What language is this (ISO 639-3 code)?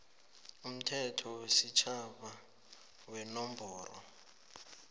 nbl